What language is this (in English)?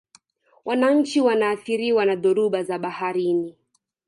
Swahili